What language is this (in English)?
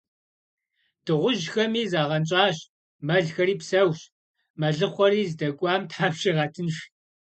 Kabardian